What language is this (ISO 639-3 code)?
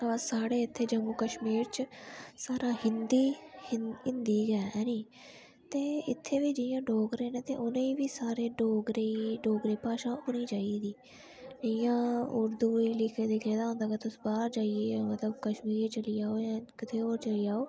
doi